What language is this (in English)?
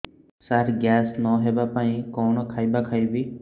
Odia